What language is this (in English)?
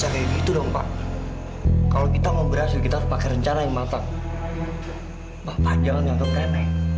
Indonesian